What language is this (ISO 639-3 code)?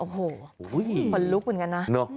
tha